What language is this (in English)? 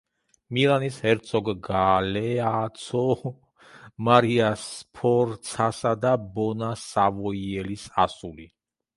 Georgian